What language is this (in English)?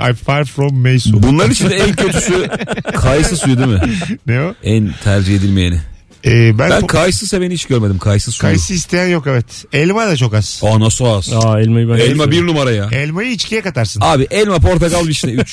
Turkish